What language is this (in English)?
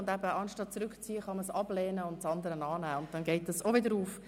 Swiss German